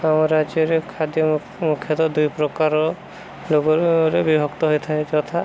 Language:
Odia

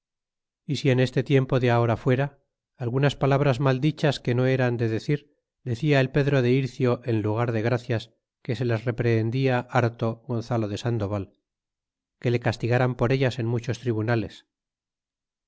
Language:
Spanish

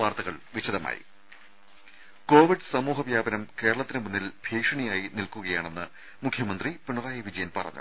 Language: Malayalam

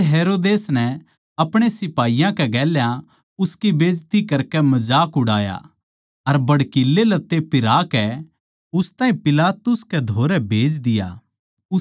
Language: Haryanvi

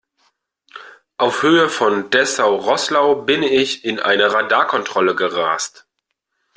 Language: German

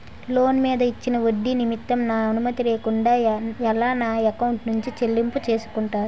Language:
Telugu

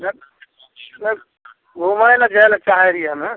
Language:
Maithili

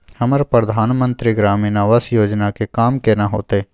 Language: Maithili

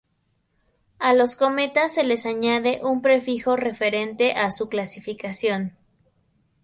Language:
Spanish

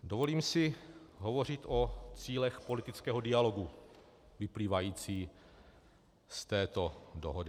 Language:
Czech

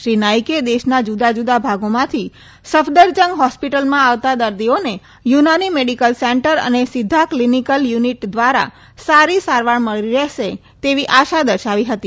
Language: Gujarati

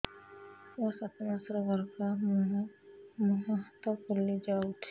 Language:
Odia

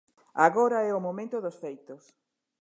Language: Galician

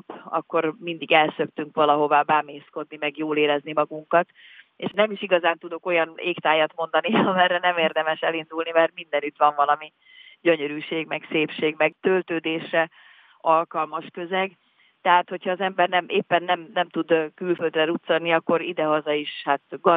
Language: Hungarian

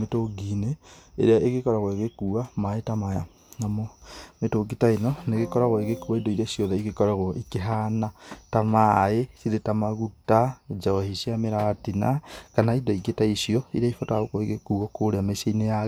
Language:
Kikuyu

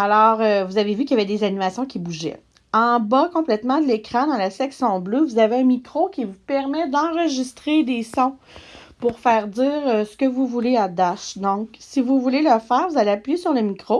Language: French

